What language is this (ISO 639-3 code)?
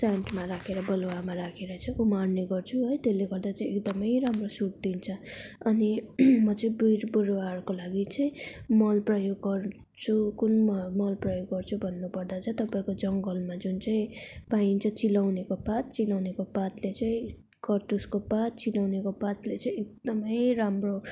nep